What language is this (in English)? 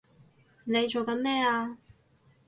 Cantonese